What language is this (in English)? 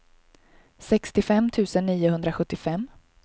Swedish